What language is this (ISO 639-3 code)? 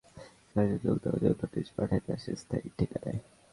ben